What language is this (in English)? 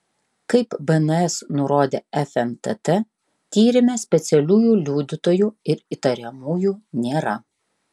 Lithuanian